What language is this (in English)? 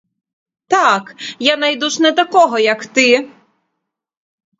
Ukrainian